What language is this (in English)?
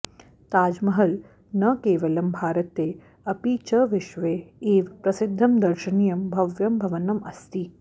Sanskrit